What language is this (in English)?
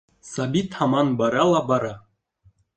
Bashkir